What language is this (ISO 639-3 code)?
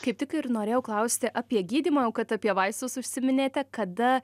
lit